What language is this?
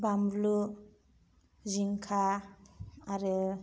Bodo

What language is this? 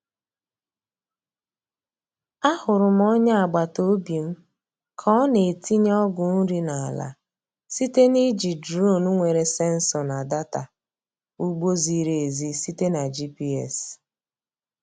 Igbo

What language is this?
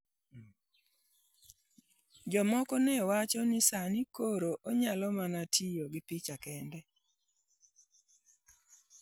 Luo (Kenya and Tanzania)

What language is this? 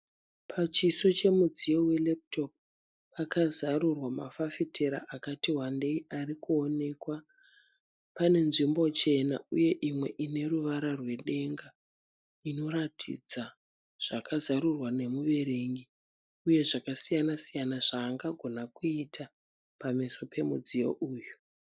Shona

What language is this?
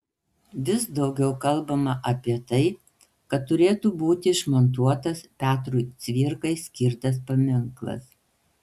Lithuanian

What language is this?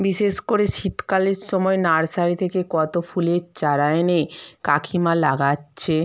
Bangla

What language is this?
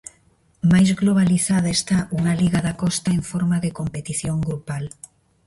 Galician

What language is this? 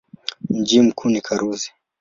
Swahili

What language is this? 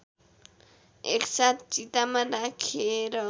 Nepali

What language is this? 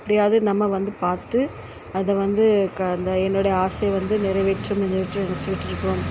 Tamil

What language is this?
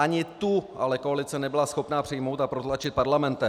Czech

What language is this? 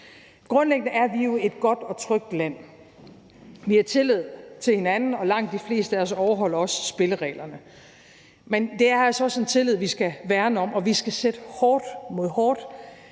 Danish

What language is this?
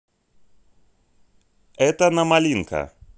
Russian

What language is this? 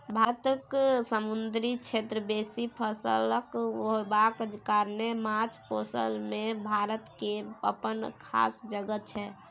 Maithili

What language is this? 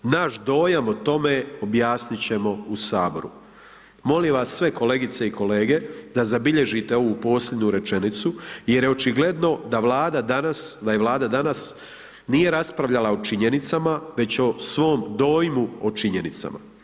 Croatian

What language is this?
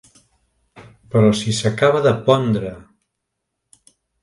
Catalan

